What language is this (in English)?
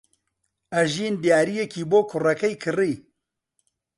Central Kurdish